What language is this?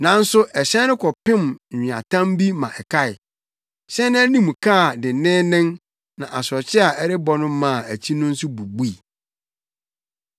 Akan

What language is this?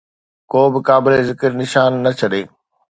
Sindhi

